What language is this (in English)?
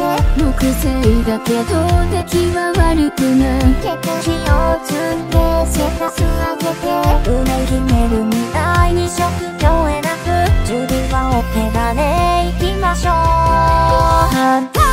Japanese